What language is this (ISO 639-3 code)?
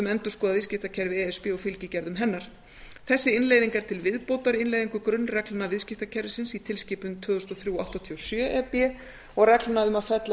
isl